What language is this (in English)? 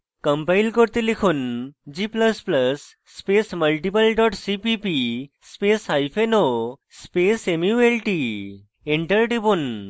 Bangla